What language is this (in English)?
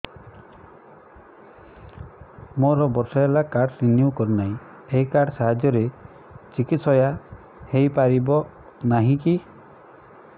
Odia